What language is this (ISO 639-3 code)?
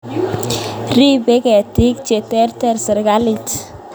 kln